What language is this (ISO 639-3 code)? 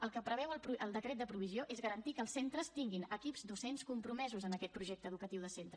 cat